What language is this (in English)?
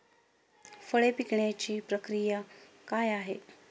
Marathi